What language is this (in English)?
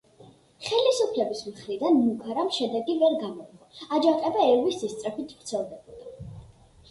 Georgian